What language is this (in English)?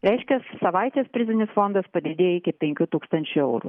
Lithuanian